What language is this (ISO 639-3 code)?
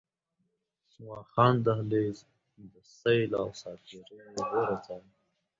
pus